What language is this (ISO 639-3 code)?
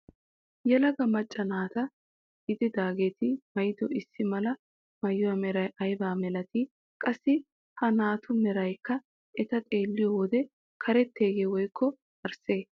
wal